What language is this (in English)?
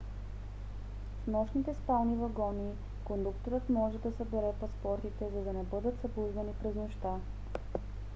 Bulgarian